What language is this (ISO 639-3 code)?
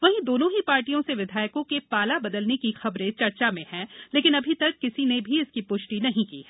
hin